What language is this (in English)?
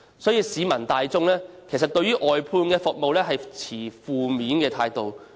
Cantonese